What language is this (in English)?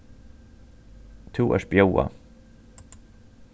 Faroese